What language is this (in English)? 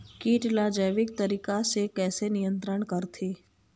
Chhattisgarhi